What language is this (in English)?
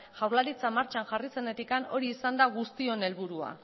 Basque